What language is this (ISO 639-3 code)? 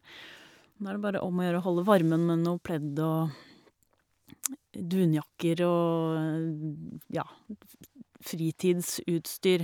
nor